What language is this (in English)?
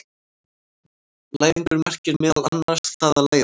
Icelandic